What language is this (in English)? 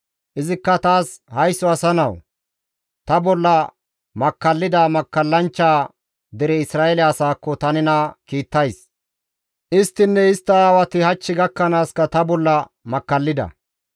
Gamo